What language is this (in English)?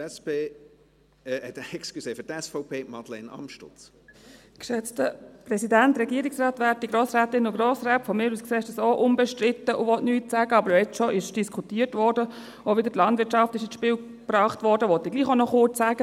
Swiss German